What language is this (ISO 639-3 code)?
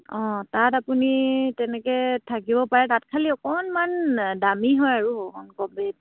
asm